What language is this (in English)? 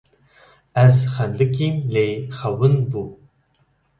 Kurdish